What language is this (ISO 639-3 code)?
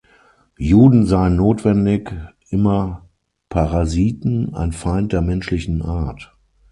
deu